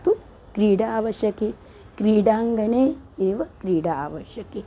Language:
Sanskrit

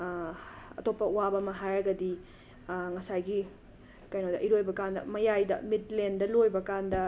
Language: Manipuri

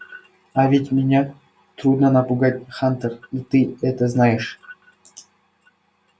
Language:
Russian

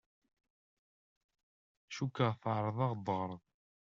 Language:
Kabyle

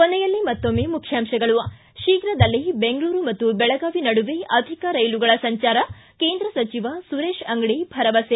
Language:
Kannada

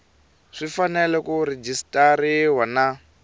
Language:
Tsonga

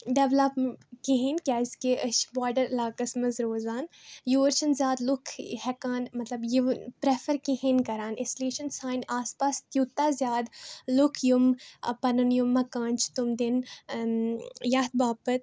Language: Kashmiri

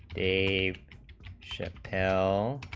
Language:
English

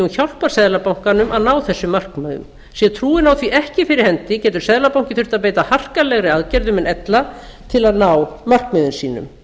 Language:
Icelandic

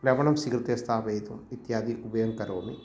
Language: Sanskrit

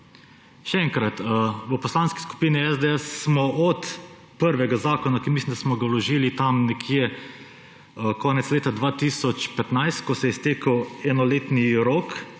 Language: Slovenian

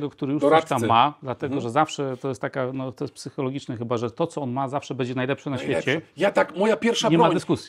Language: Polish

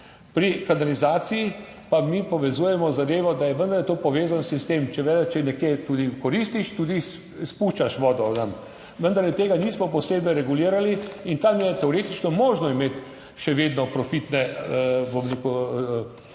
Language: Slovenian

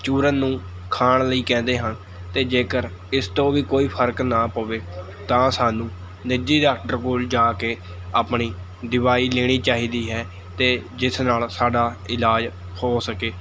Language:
Punjabi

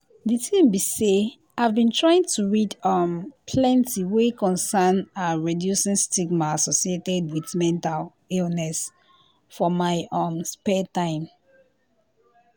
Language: Nigerian Pidgin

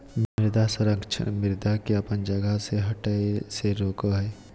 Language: Magahi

